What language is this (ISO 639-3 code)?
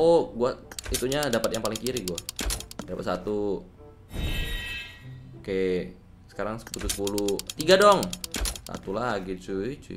ind